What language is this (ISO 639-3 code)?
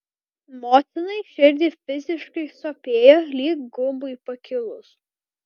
lit